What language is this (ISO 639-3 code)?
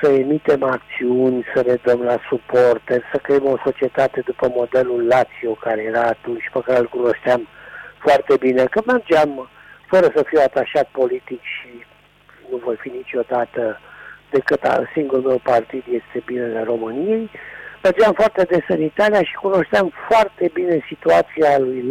ron